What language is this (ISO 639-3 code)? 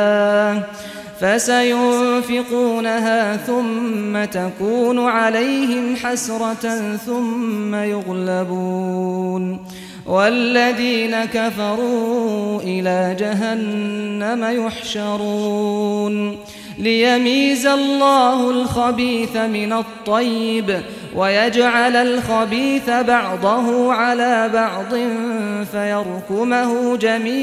ara